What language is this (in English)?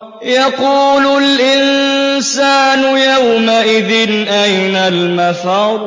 Arabic